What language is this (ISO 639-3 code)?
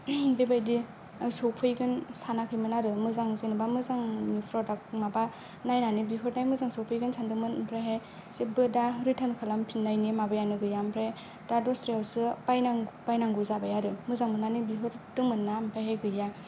brx